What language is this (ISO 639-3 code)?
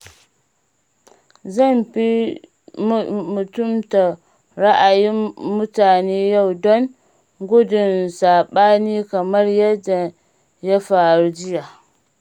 hau